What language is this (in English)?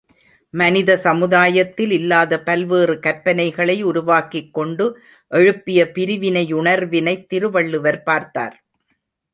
Tamil